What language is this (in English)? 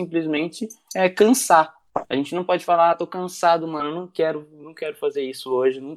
Portuguese